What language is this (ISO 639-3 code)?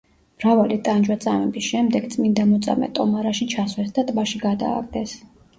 kat